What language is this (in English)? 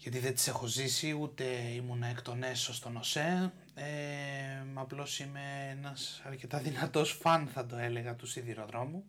Greek